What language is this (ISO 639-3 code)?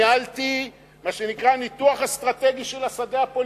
heb